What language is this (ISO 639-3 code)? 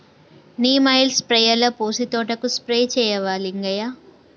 tel